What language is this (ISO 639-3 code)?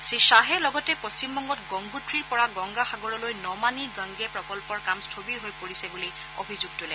asm